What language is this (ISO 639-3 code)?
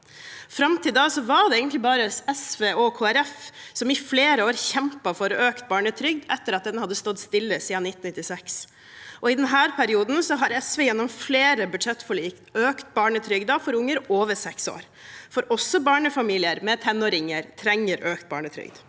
nor